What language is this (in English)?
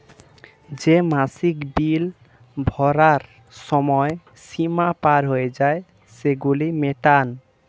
Bangla